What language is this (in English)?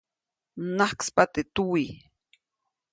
Copainalá Zoque